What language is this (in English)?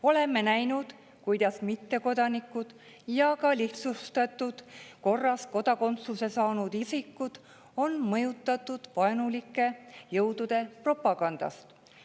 Estonian